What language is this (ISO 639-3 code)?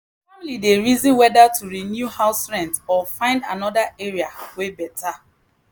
pcm